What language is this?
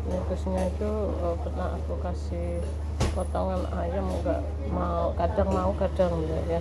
Indonesian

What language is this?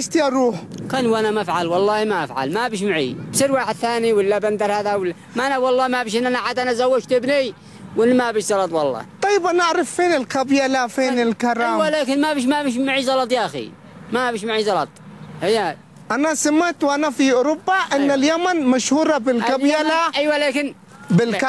Arabic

